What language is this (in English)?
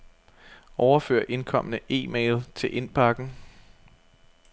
Danish